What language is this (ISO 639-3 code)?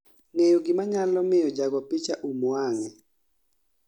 luo